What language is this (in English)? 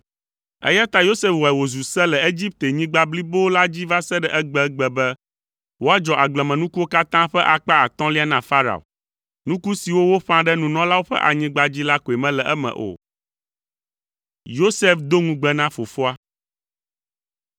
Ewe